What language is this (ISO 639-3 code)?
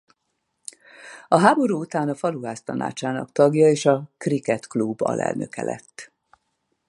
hun